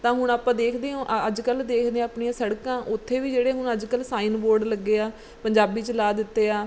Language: Punjabi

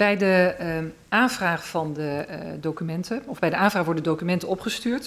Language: Dutch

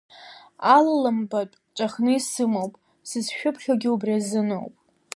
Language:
Abkhazian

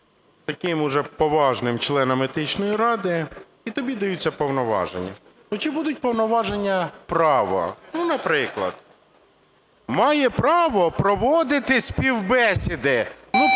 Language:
Ukrainian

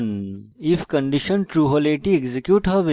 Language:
Bangla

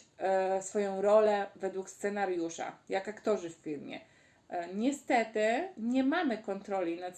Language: Polish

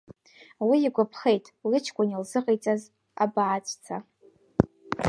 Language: Abkhazian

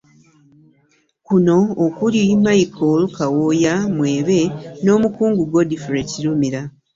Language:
Ganda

